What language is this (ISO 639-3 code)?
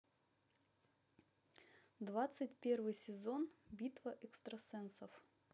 rus